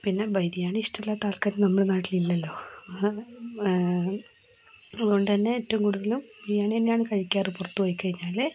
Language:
Malayalam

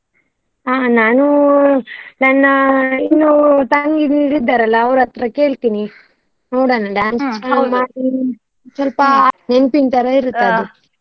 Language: Kannada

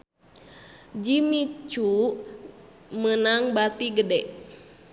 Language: Sundanese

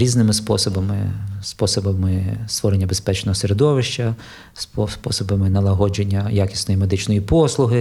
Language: Ukrainian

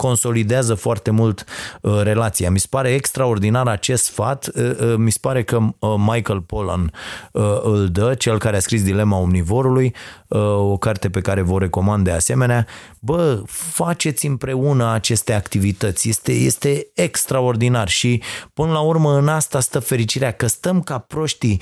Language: Romanian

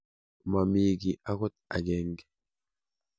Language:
Kalenjin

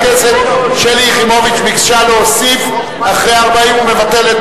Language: Hebrew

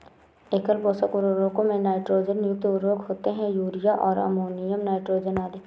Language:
Hindi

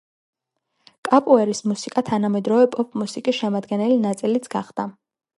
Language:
Georgian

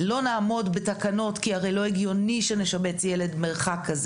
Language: Hebrew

